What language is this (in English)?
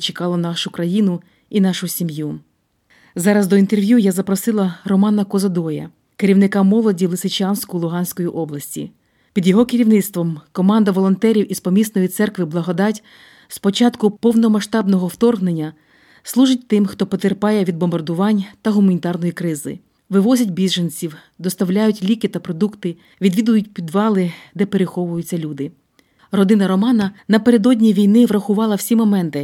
Ukrainian